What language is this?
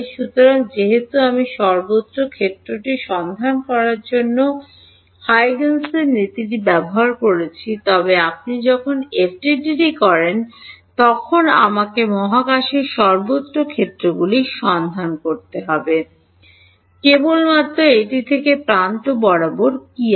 Bangla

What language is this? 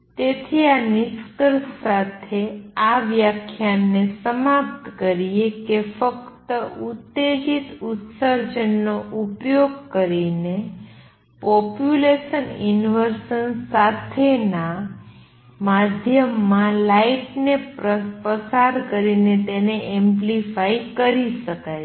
Gujarati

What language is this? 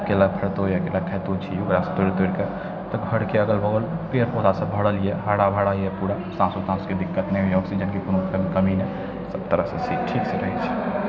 Maithili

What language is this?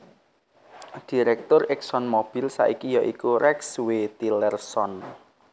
Javanese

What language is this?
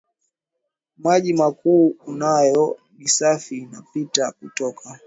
Swahili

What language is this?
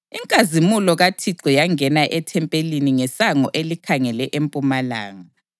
North Ndebele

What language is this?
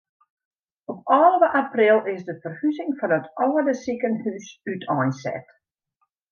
Western Frisian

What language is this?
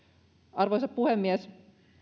Finnish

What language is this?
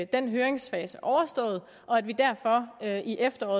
Danish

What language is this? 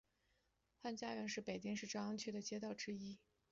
Chinese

